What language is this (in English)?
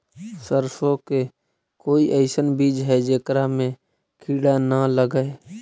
Magahi